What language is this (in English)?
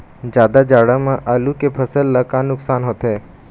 Chhattisgarhi